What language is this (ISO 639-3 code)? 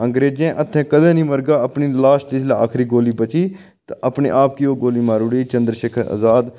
doi